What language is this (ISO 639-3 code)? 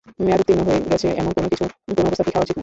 ben